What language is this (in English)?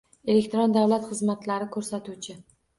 Uzbek